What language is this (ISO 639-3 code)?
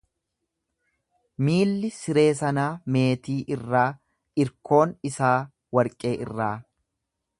orm